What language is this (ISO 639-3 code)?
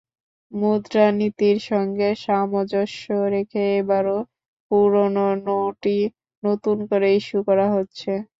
ben